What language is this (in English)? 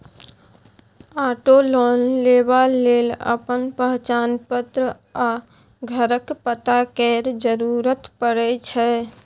Maithili